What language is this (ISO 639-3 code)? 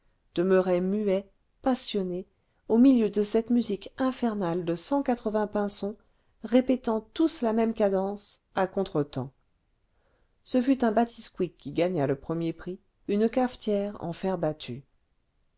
fra